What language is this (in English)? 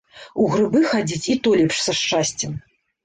Belarusian